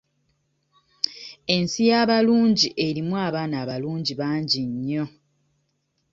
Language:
Ganda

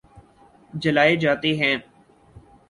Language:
Urdu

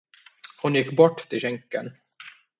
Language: Swedish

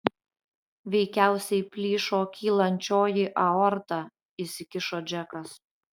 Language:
Lithuanian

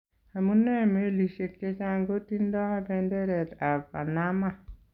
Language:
Kalenjin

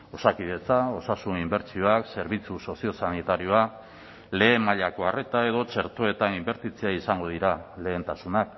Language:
Basque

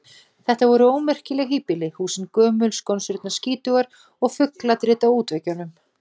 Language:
Icelandic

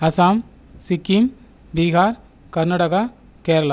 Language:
Tamil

